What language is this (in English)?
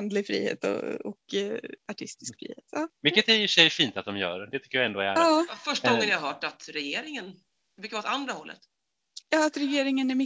Swedish